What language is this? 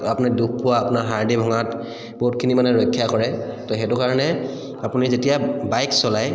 Assamese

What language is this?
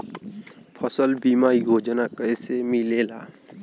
Bhojpuri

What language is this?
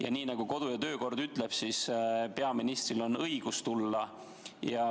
Estonian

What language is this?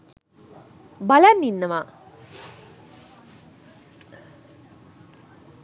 Sinhala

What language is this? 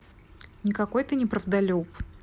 Russian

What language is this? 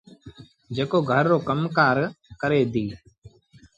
Sindhi Bhil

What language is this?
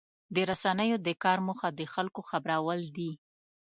Pashto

